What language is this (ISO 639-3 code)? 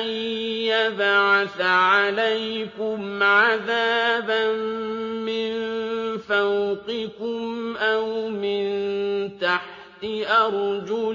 ara